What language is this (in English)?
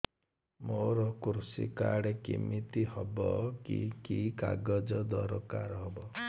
Odia